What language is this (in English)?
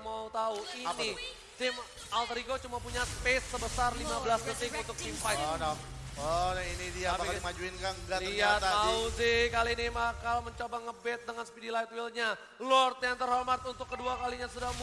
Indonesian